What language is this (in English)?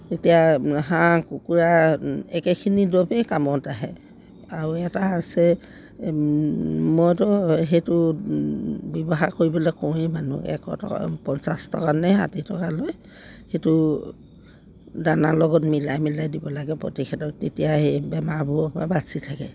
Assamese